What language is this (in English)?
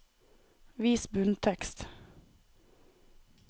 Norwegian